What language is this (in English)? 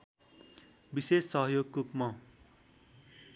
Nepali